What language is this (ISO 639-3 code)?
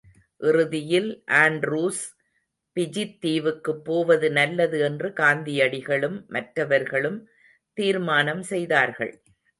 tam